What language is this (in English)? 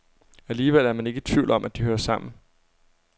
Danish